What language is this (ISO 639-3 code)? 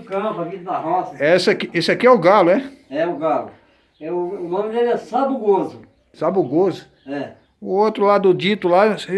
por